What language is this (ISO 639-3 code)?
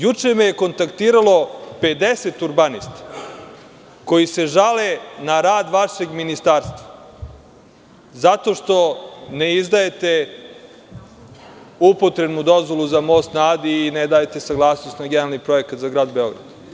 srp